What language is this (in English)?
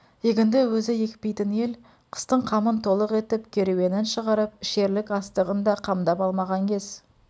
Kazakh